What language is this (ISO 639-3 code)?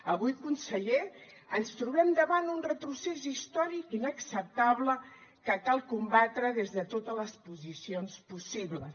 cat